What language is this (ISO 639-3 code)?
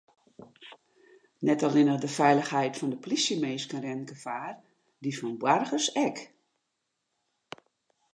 fry